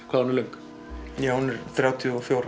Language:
Icelandic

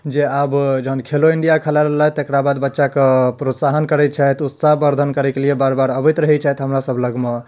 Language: Maithili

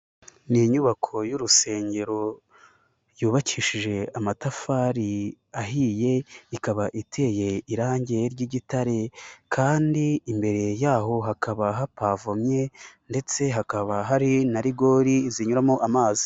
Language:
Kinyarwanda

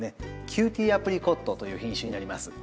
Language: Japanese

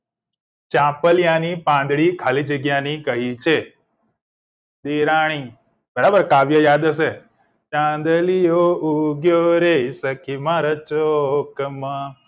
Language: Gujarati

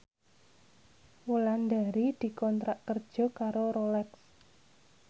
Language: Javanese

